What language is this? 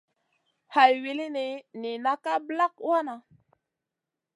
Masana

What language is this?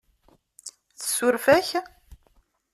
Kabyle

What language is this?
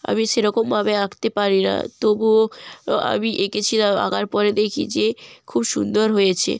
Bangla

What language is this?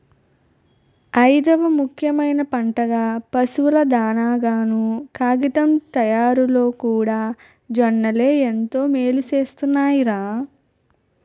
Telugu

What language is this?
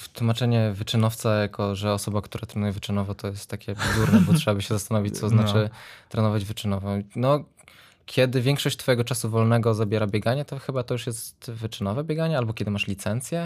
Polish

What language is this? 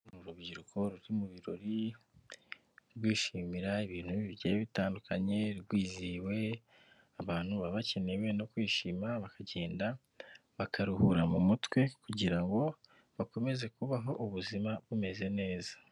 Kinyarwanda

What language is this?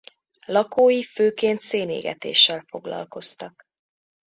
Hungarian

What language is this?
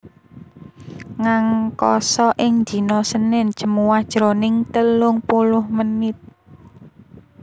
Javanese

